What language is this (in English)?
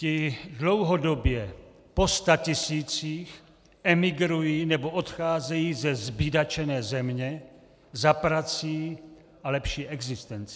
Czech